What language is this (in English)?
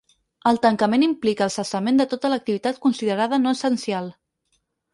Catalan